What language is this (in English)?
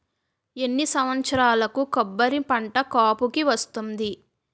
Telugu